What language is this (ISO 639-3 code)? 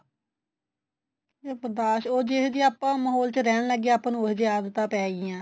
pan